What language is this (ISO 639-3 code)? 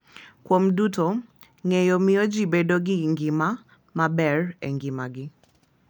luo